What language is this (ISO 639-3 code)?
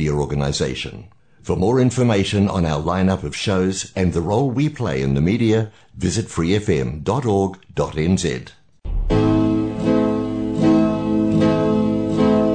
fil